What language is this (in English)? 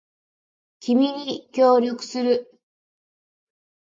Japanese